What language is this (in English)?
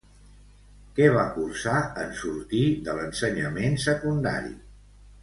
Catalan